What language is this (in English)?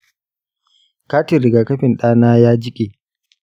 Hausa